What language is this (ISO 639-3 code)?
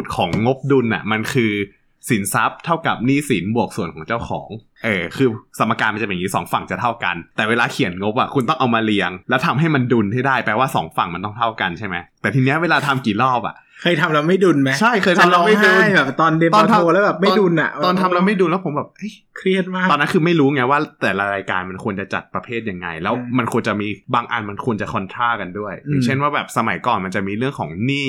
tha